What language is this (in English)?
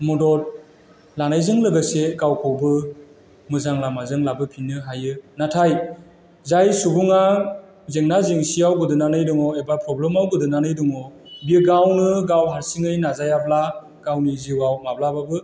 Bodo